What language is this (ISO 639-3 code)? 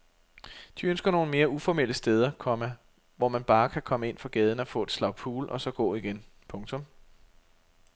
dan